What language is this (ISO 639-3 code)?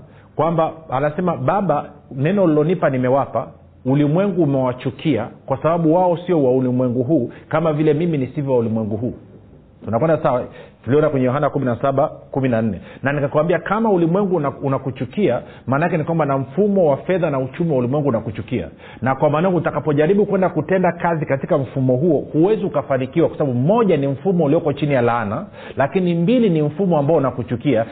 swa